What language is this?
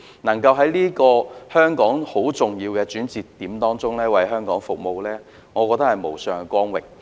Cantonese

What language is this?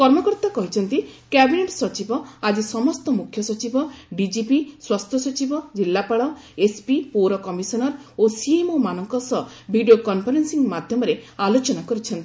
Odia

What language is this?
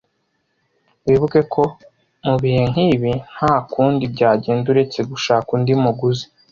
Kinyarwanda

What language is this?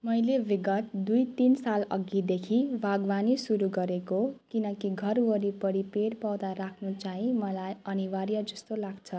Nepali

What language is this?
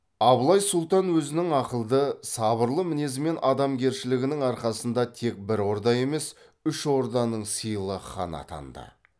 Kazakh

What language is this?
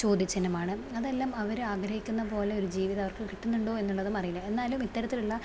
Malayalam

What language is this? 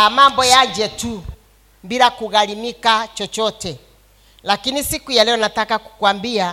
Swahili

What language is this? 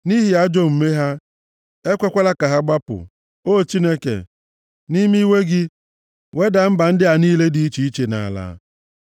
Igbo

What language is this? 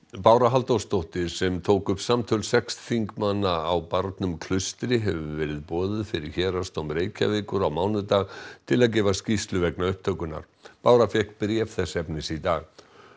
Icelandic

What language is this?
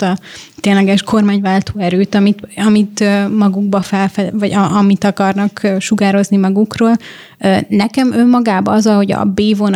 Hungarian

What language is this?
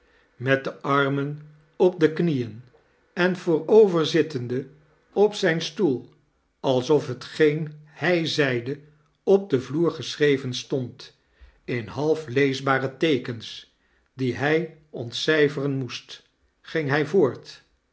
Dutch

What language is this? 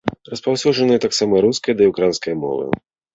Belarusian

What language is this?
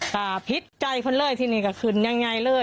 Thai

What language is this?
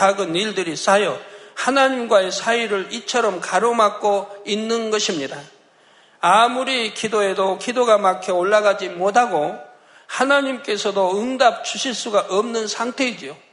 Korean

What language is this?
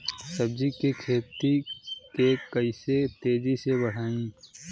Bhojpuri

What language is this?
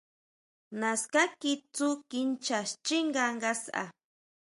Huautla Mazatec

